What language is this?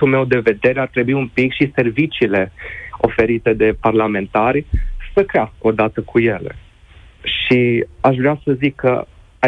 Romanian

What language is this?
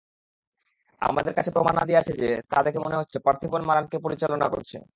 Bangla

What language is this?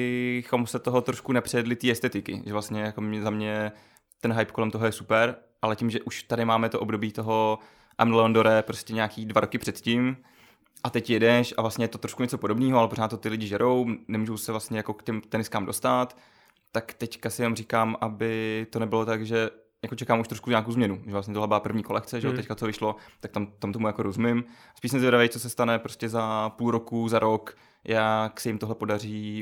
Czech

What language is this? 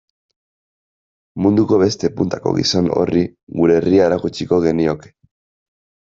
Basque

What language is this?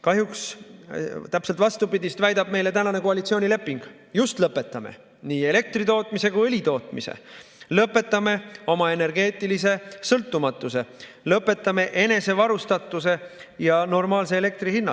Estonian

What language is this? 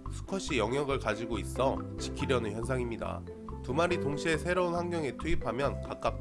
Korean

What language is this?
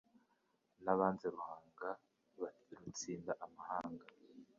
Kinyarwanda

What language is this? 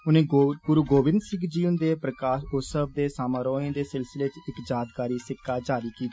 Dogri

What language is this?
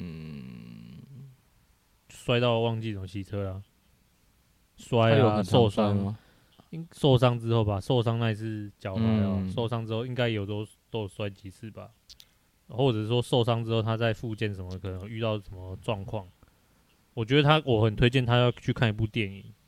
Chinese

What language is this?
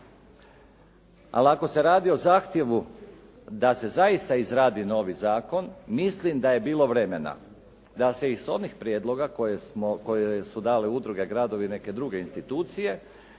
Croatian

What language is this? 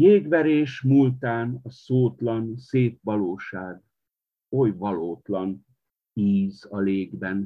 Hungarian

